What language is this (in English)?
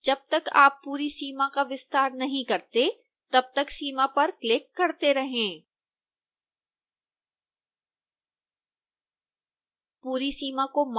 Hindi